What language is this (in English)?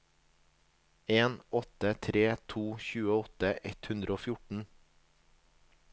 Norwegian